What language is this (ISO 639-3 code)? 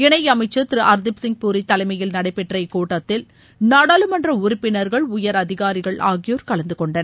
tam